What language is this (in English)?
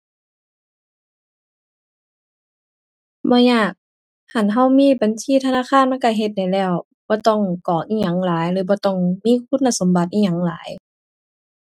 Thai